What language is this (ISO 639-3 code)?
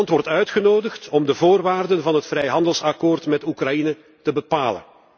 nld